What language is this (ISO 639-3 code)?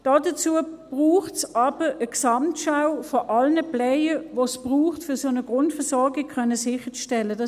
gsw